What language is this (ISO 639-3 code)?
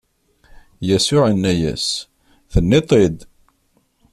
kab